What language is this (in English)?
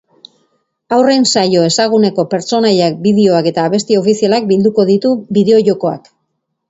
Basque